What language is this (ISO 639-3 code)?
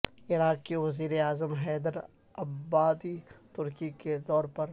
urd